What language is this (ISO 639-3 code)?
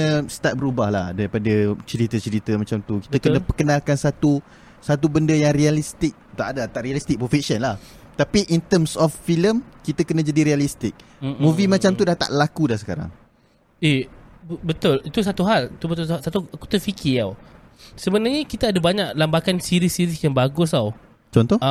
msa